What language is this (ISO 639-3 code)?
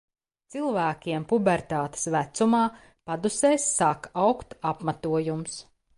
lav